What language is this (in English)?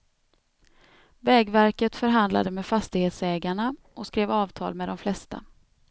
Swedish